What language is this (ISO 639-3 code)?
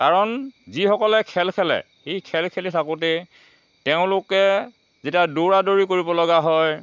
asm